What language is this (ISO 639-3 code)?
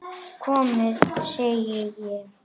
isl